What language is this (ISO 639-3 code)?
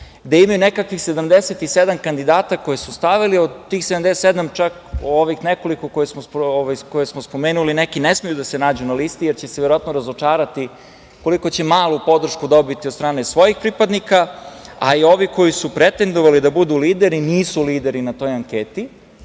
srp